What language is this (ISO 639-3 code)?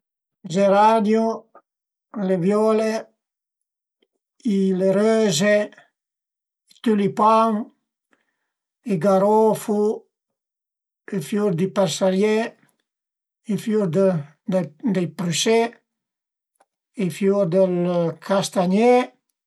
pms